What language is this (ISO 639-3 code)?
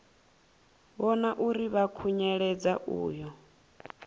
ven